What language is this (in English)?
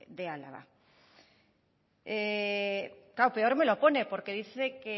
Spanish